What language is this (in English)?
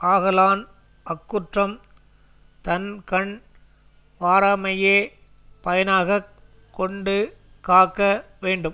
Tamil